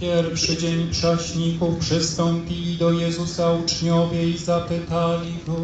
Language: Polish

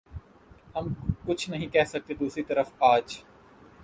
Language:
Urdu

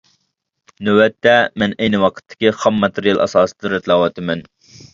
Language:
Uyghur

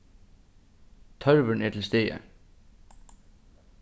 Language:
Faroese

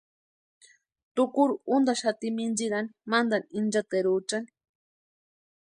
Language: Western Highland Purepecha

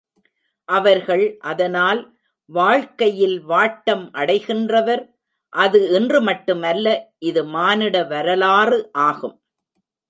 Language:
Tamil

